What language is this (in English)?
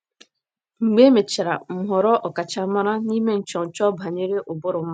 Igbo